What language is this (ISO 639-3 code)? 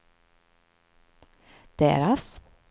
swe